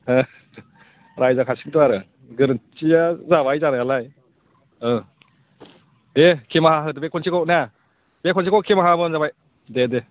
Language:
Bodo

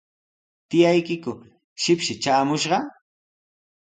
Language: Sihuas Ancash Quechua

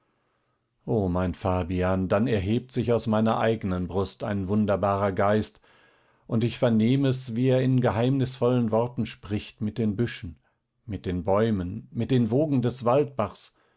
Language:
German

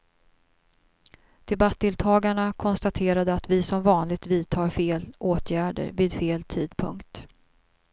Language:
Swedish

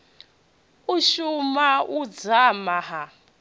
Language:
Venda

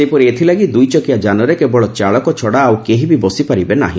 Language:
Odia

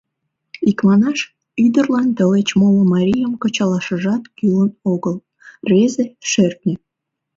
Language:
Mari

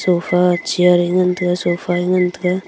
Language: Wancho Naga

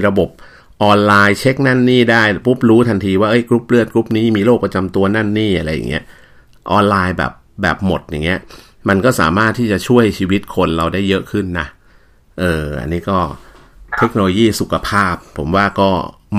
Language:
Thai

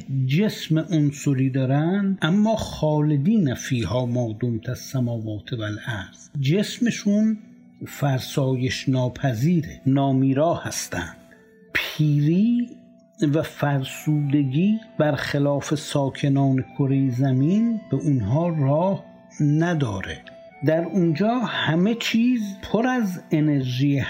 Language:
Persian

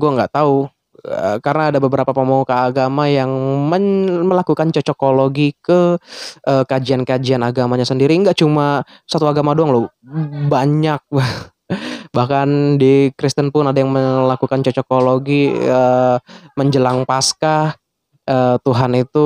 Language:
Indonesian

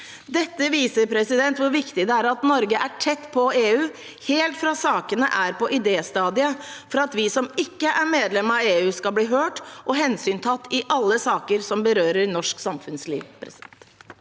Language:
Norwegian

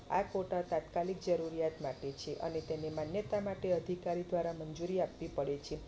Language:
Gujarati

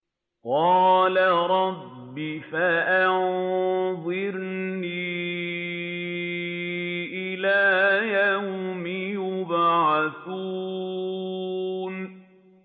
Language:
Arabic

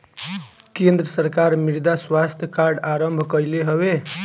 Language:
Bhojpuri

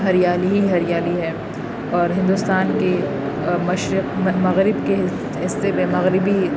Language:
Urdu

